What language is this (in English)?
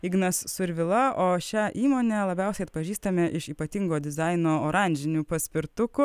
Lithuanian